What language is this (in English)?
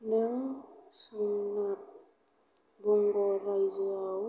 Bodo